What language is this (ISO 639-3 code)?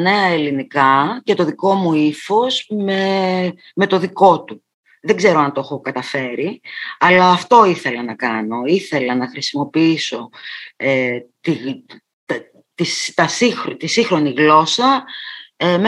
ell